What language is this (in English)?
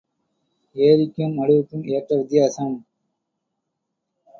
Tamil